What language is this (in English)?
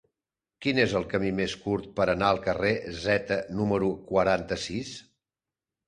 Catalan